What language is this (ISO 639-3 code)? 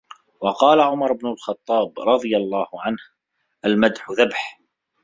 ara